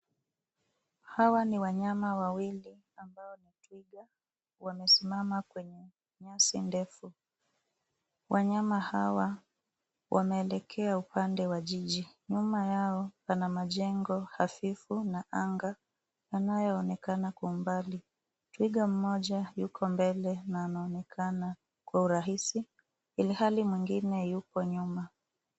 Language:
Swahili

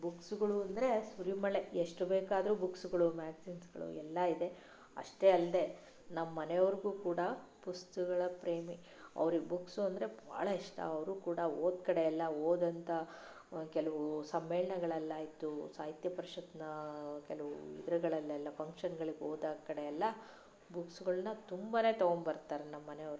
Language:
Kannada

